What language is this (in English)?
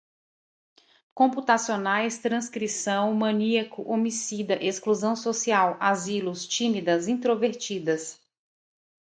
Portuguese